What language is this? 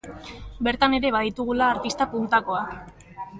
Basque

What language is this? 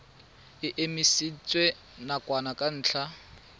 Tswana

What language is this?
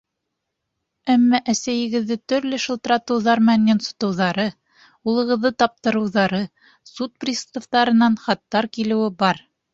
Bashkir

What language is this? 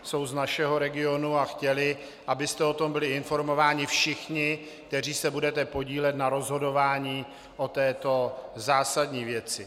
Czech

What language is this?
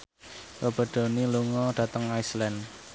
Javanese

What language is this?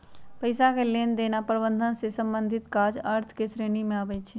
Magahi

